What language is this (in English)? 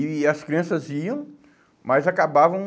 Portuguese